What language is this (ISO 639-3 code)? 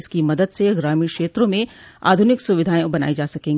hin